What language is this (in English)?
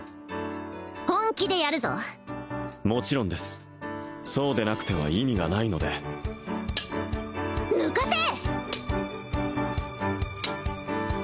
Japanese